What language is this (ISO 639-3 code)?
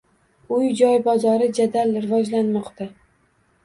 uzb